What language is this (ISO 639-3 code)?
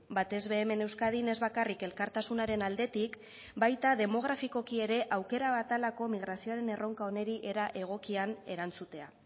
eus